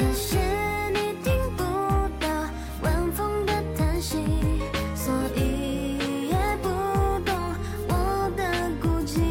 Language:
Chinese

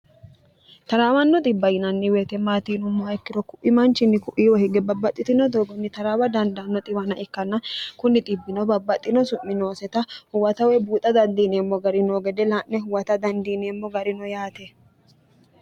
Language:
Sidamo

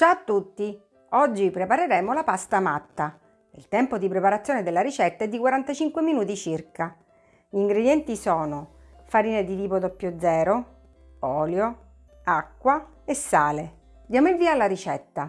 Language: Italian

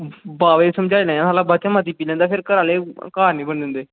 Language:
Dogri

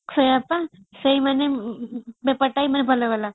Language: Odia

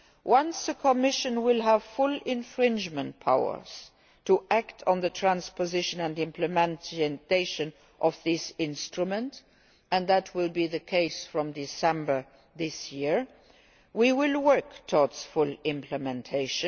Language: English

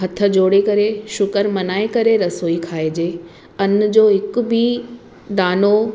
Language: Sindhi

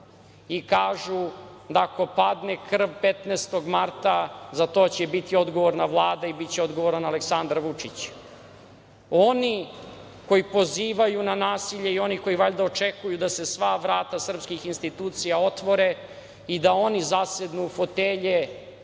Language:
Serbian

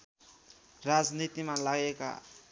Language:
Nepali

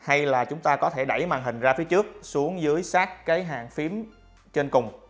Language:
Vietnamese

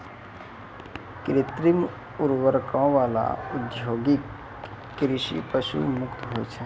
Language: Maithili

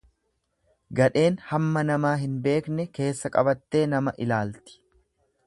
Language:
Oromo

